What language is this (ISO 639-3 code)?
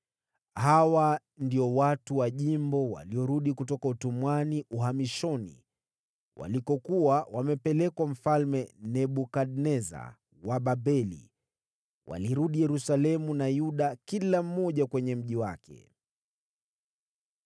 swa